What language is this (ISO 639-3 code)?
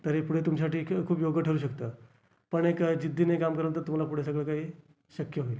mar